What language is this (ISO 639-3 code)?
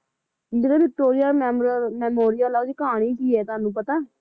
pan